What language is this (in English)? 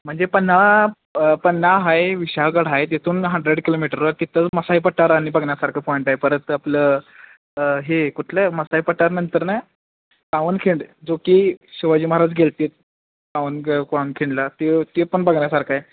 Marathi